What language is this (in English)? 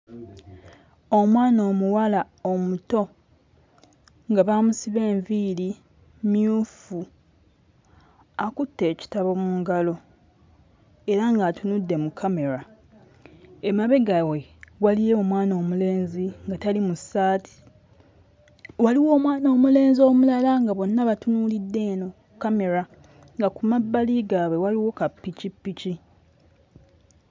Ganda